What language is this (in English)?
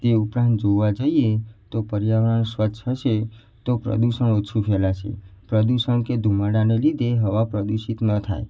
Gujarati